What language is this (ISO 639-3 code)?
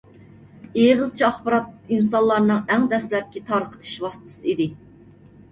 uig